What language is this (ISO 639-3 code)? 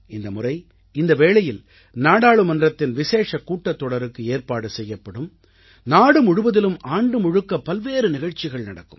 tam